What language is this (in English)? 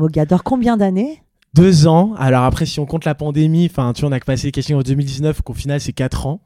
French